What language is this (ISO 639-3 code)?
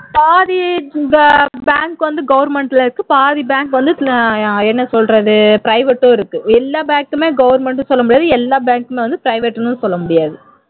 tam